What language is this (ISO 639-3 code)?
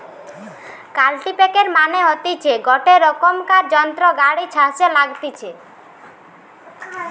ben